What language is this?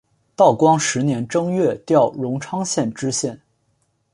Chinese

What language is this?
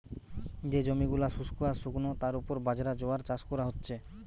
Bangla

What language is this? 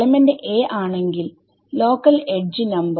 Malayalam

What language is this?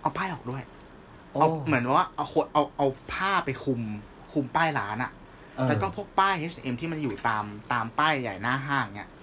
Thai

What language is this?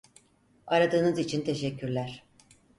Turkish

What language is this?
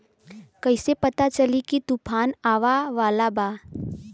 Bhojpuri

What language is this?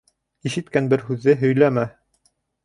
Bashkir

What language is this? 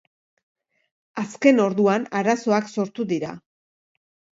Basque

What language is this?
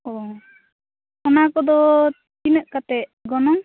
Santali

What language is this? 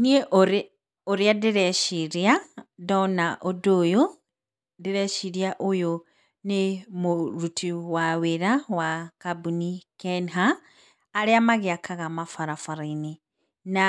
Kikuyu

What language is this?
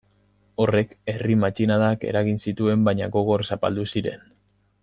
Basque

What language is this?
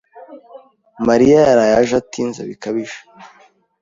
Kinyarwanda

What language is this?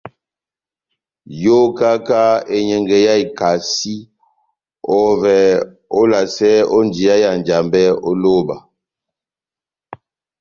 Batanga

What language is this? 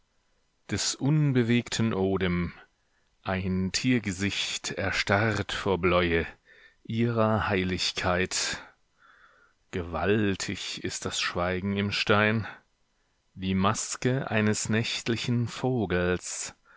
German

